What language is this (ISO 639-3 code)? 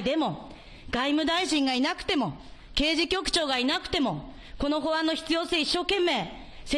jpn